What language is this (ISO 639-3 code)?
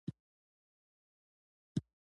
pus